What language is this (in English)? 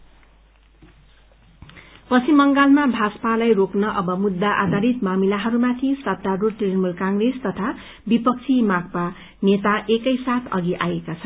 Nepali